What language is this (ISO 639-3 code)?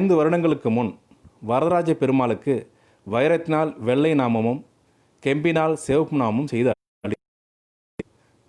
tam